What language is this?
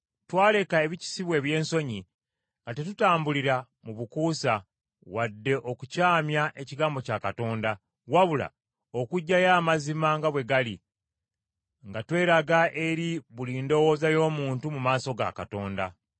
Ganda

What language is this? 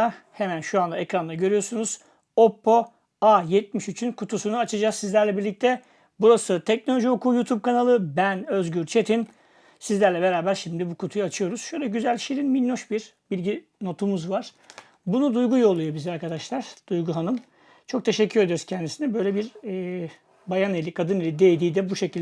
Turkish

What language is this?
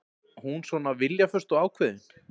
Icelandic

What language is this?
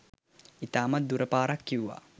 Sinhala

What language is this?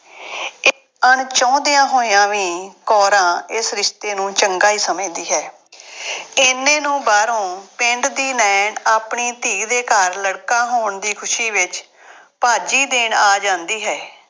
Punjabi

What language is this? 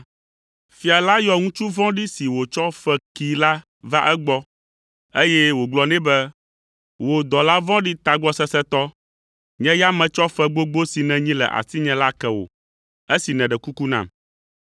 Ewe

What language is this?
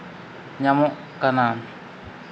Santali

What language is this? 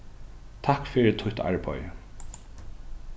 Faroese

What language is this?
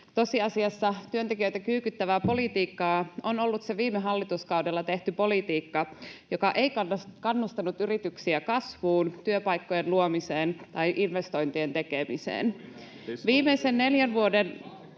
Finnish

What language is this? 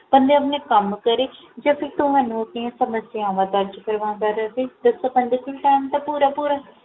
Punjabi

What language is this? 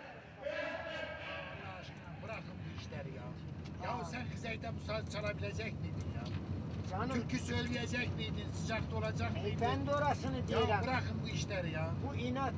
Turkish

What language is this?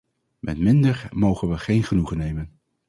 Dutch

